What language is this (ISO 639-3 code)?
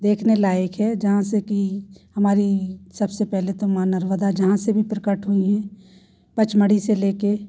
hin